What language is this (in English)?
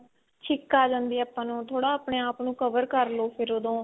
Punjabi